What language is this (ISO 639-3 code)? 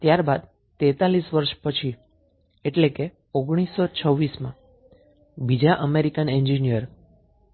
guj